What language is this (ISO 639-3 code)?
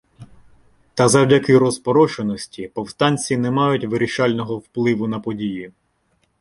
ukr